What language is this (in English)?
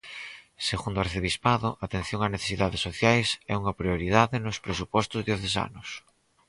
Galician